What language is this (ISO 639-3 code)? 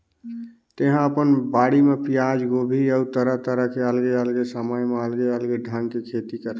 hne